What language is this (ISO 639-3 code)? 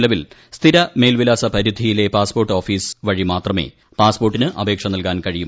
mal